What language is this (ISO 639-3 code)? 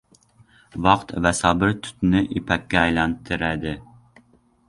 uzb